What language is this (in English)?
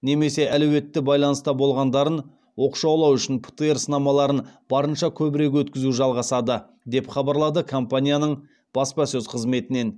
Kazakh